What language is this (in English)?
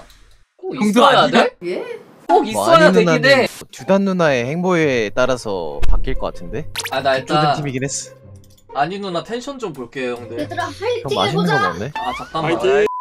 Korean